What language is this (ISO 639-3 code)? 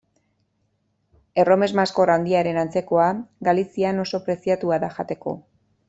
eus